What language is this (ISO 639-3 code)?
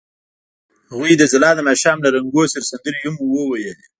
pus